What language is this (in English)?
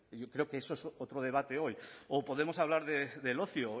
Spanish